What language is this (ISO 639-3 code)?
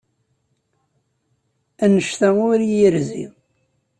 kab